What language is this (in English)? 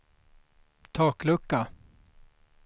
Swedish